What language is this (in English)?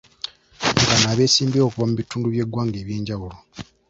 Ganda